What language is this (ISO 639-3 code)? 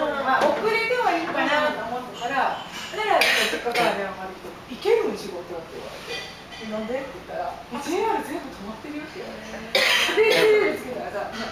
jpn